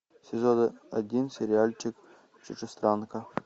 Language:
Russian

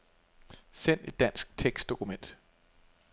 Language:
Danish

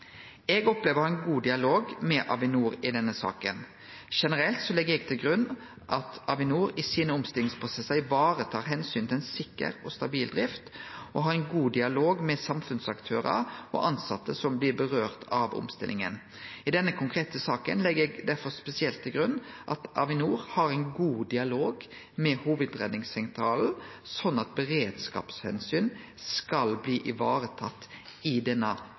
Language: Norwegian Nynorsk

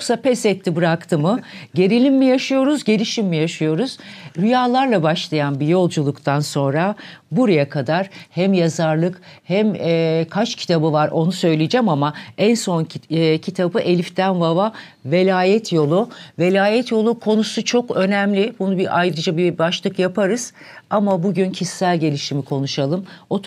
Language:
Turkish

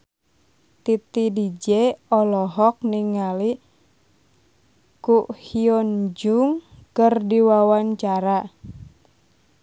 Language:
Sundanese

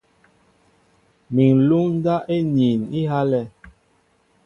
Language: Mbo (Cameroon)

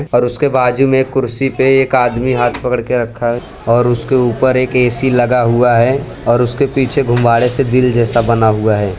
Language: Hindi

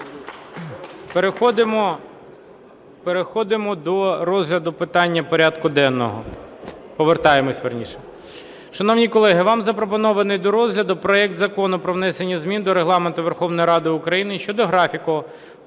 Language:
Ukrainian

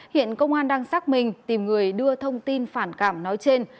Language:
Vietnamese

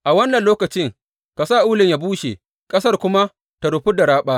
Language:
Hausa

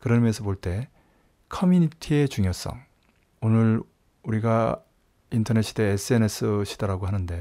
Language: Korean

